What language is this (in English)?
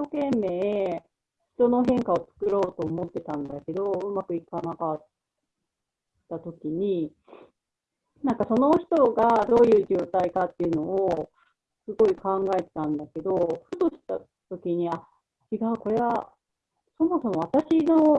Japanese